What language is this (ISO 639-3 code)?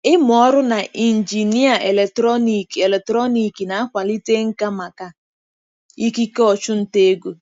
ibo